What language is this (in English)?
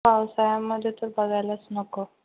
Marathi